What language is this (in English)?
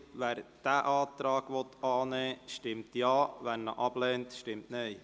Swiss German